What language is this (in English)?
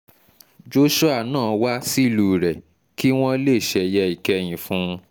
Yoruba